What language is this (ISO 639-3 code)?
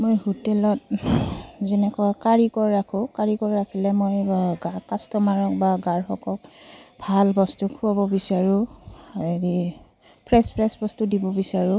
asm